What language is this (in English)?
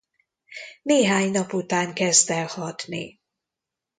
Hungarian